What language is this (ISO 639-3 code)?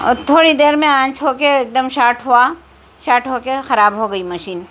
urd